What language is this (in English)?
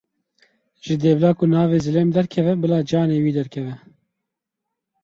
Kurdish